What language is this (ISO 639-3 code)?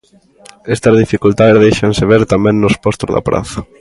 glg